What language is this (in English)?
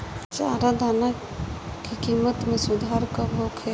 Bhojpuri